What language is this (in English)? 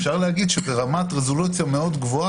Hebrew